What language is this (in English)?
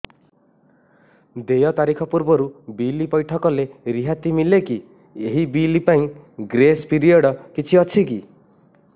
Odia